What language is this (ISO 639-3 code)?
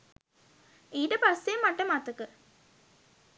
sin